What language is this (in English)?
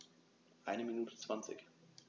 German